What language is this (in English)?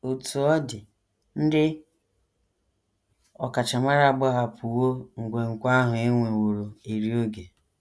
Igbo